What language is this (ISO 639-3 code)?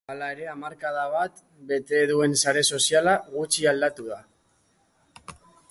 eus